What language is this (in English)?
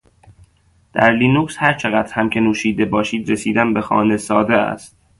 Persian